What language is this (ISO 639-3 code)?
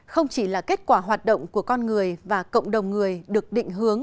vie